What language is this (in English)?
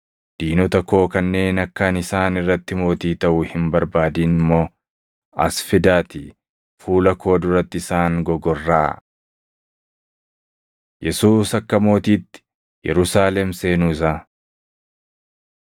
Oromo